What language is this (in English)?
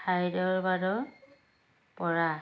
Assamese